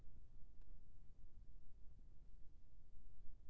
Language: Chhattisgarhi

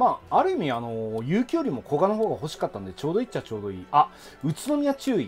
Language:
Japanese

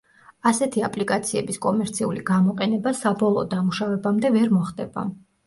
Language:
Georgian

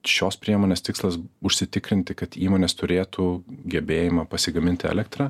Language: Lithuanian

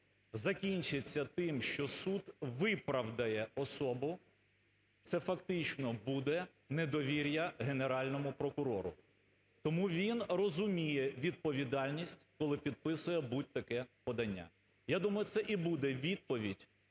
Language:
Ukrainian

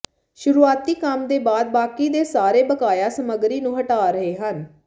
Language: Punjabi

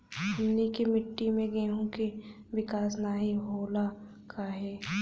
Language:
Bhojpuri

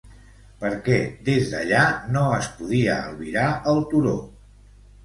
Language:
Catalan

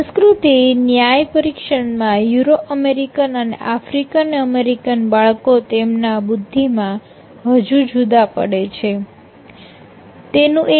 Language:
Gujarati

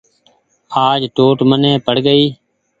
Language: Goaria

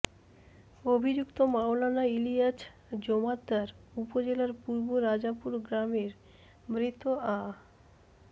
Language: Bangla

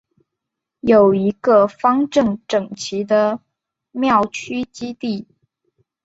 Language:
Chinese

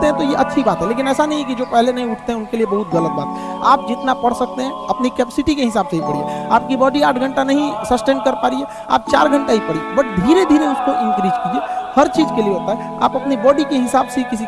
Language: Hindi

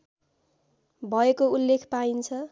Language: Nepali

